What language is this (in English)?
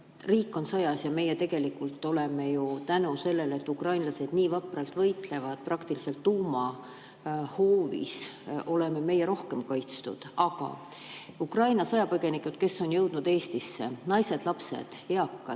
Estonian